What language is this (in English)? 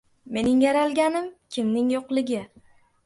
Uzbek